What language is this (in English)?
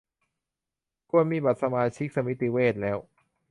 Thai